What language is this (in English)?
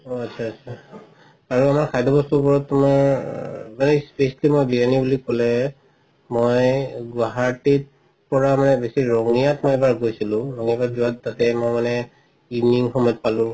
Assamese